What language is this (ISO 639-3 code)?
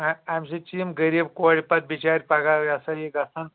kas